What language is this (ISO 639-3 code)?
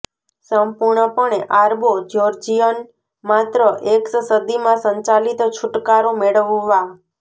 guj